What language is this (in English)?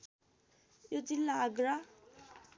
Nepali